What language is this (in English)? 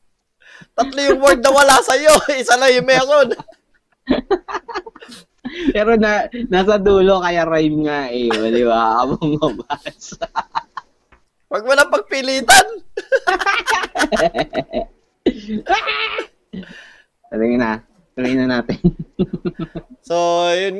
Filipino